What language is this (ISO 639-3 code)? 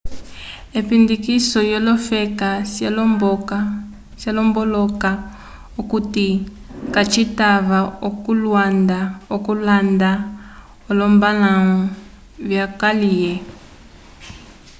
umb